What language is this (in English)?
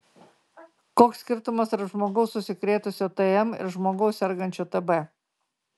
Lithuanian